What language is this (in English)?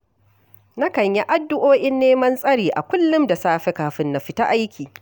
Hausa